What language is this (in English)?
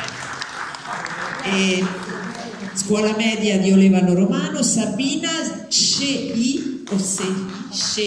Italian